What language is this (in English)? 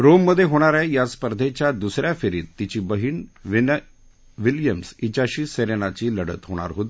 Marathi